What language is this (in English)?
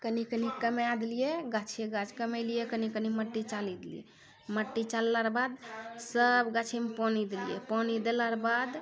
Maithili